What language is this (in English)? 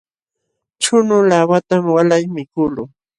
Jauja Wanca Quechua